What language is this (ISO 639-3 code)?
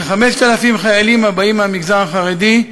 heb